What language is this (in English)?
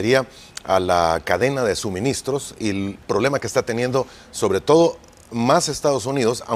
Spanish